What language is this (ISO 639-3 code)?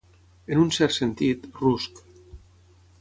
cat